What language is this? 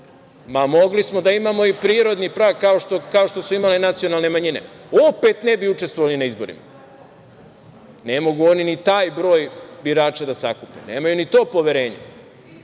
Serbian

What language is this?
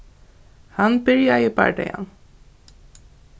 Faroese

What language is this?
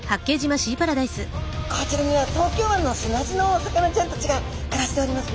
Japanese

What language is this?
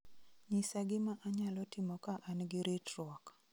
Luo (Kenya and Tanzania)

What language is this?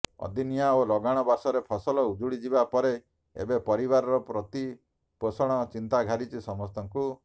Odia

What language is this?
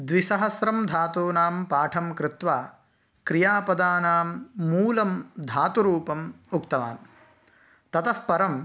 Sanskrit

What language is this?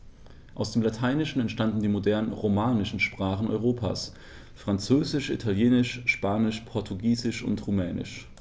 German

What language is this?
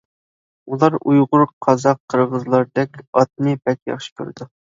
Uyghur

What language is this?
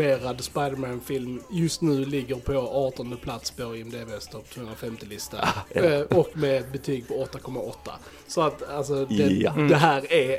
Swedish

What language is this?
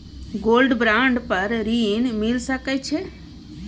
Maithili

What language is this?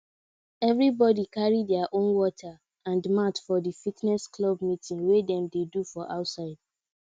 Nigerian Pidgin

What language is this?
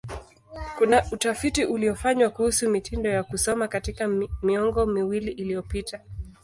Swahili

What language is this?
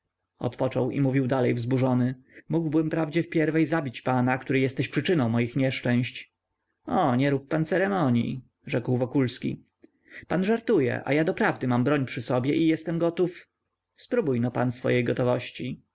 Polish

